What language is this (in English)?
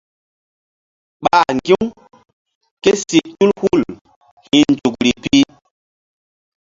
Mbum